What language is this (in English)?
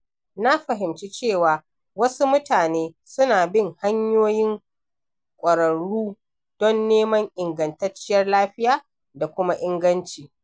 Hausa